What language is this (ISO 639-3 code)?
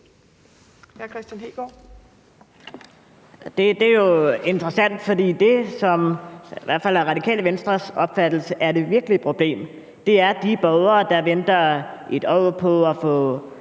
dan